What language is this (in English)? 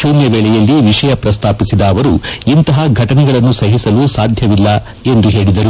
Kannada